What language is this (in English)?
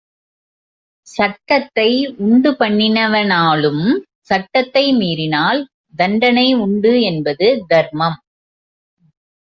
Tamil